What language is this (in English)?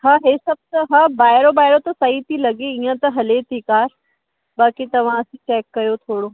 Sindhi